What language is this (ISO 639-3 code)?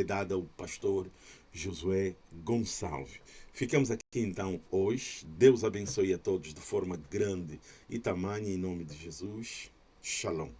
por